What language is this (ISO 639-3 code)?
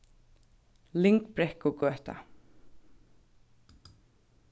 fao